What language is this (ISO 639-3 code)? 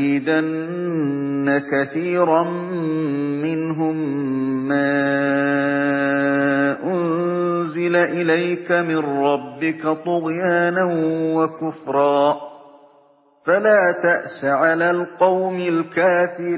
ara